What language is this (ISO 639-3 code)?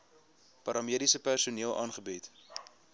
afr